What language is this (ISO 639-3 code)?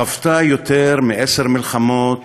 heb